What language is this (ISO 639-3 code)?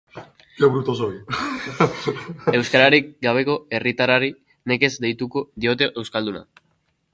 eus